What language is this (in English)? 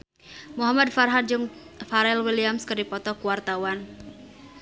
Sundanese